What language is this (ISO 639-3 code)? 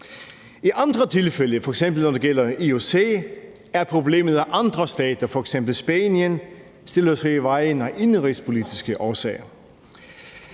dan